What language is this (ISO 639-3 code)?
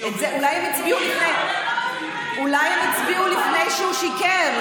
heb